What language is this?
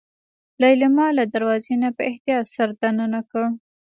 Pashto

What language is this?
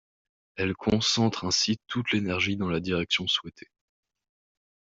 French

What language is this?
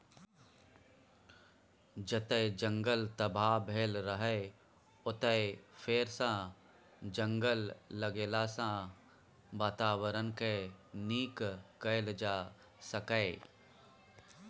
Maithili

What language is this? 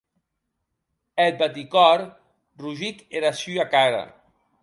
Occitan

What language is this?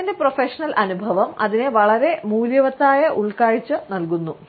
Malayalam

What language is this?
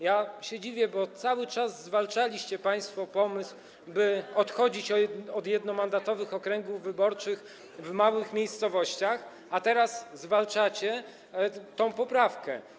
Polish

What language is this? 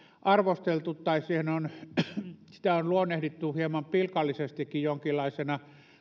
Finnish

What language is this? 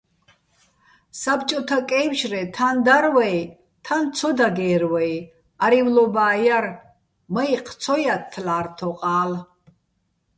Bats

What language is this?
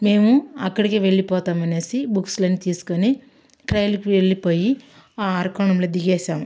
Telugu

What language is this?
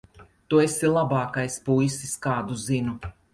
Latvian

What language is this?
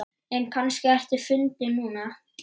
Icelandic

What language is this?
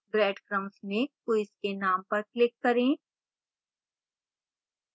Hindi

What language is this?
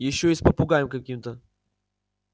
Russian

